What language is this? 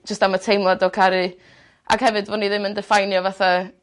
Welsh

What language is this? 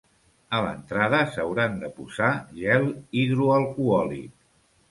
Catalan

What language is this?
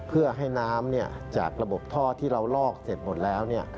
Thai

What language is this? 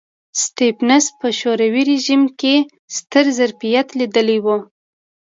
Pashto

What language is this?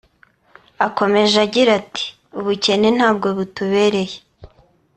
Kinyarwanda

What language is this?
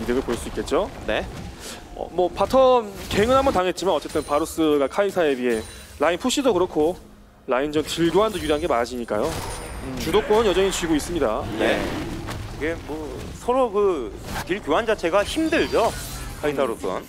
Korean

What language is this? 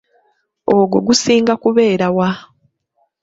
Ganda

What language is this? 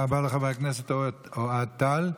Hebrew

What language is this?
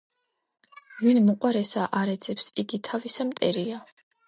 Georgian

